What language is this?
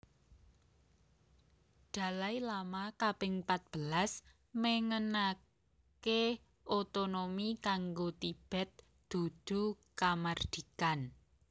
Javanese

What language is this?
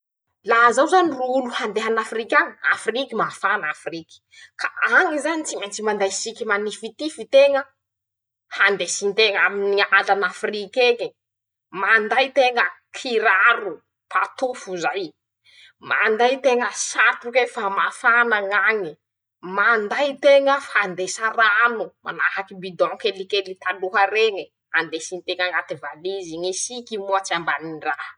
Masikoro Malagasy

